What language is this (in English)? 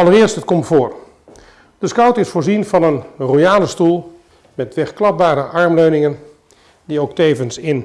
Dutch